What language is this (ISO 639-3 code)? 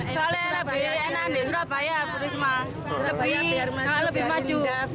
ind